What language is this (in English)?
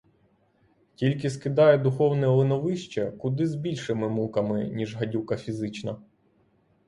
Ukrainian